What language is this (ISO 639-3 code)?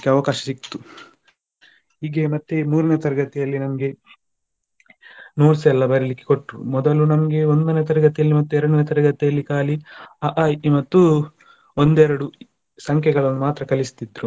kan